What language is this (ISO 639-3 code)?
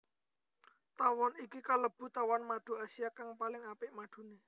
jav